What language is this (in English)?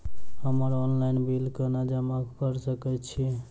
Maithili